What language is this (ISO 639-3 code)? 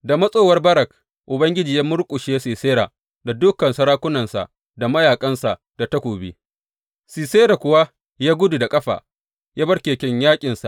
hau